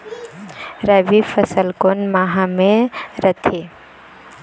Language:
Chhattisgarhi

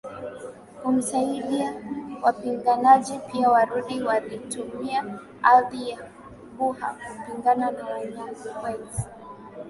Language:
Swahili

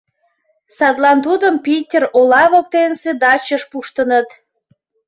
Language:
Mari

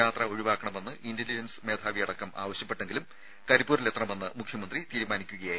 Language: Malayalam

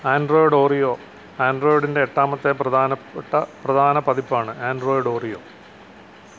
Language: Malayalam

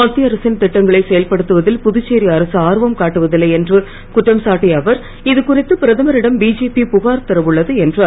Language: Tamil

